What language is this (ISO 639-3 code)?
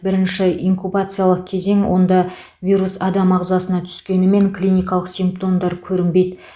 kaz